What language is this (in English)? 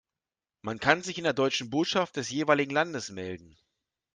German